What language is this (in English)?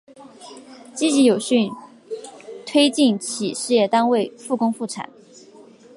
Chinese